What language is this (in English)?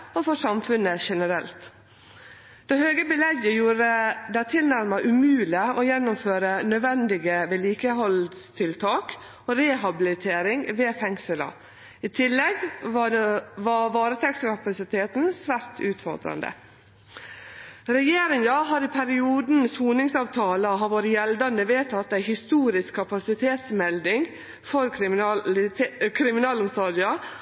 Norwegian Nynorsk